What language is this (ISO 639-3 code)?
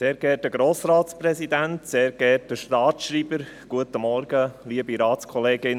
gsw